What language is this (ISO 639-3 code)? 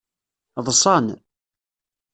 kab